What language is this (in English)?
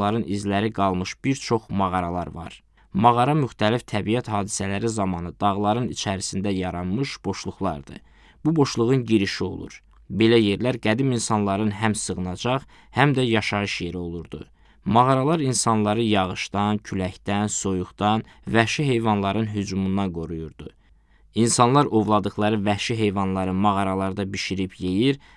Turkish